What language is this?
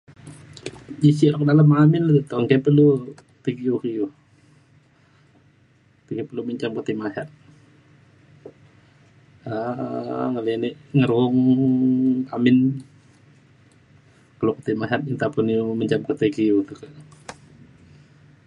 Mainstream Kenyah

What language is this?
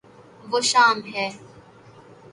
Urdu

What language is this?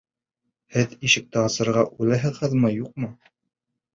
Bashkir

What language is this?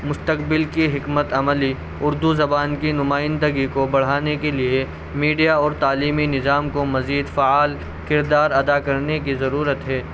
Urdu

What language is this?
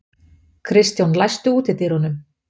Icelandic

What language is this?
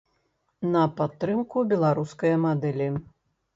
Belarusian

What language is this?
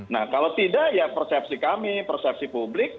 Indonesian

